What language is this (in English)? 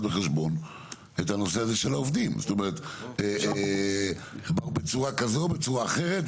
Hebrew